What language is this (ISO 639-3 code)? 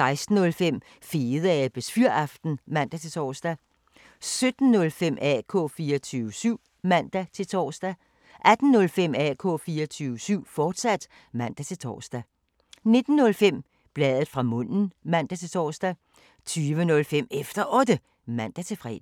dan